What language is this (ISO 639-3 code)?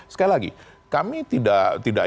ind